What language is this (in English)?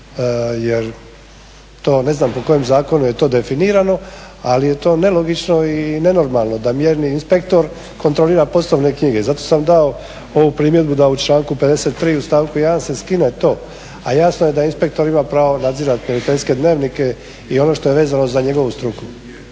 Croatian